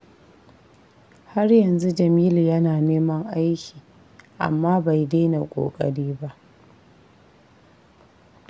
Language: Hausa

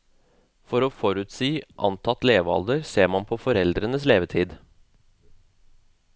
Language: Norwegian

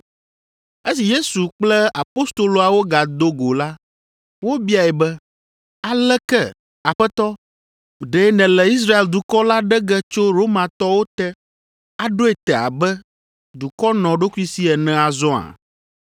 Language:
Ewe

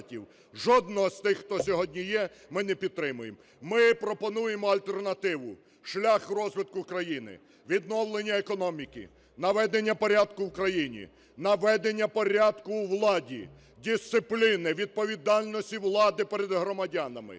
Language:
Ukrainian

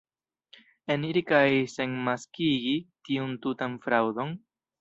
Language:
Esperanto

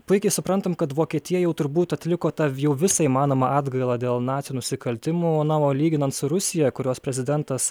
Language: Lithuanian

